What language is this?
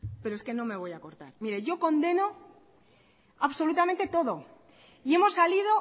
Spanish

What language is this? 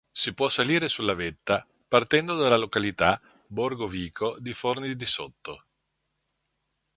Italian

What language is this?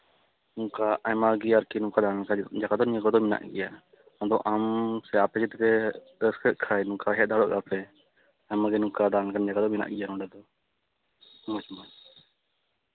Santali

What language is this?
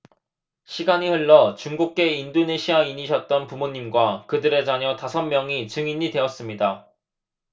Korean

